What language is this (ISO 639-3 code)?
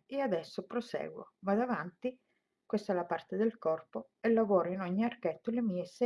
ita